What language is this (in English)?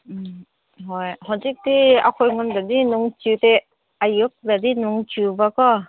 Manipuri